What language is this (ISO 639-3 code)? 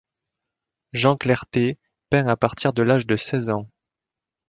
fra